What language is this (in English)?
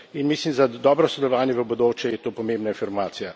Slovenian